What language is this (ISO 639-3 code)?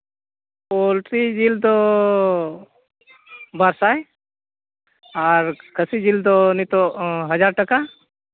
sat